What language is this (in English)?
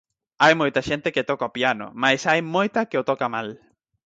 Galician